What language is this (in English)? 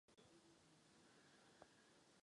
Czech